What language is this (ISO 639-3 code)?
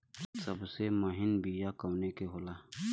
bho